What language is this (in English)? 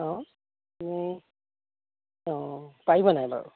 Assamese